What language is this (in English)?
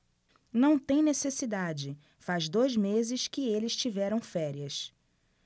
Portuguese